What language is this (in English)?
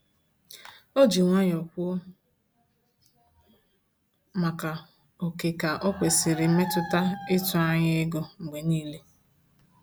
Igbo